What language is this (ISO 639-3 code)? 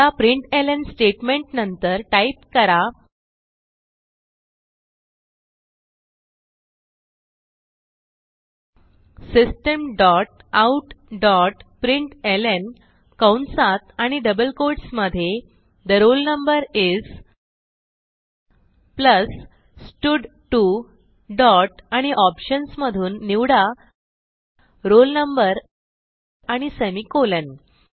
mar